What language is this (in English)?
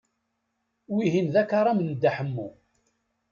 Kabyle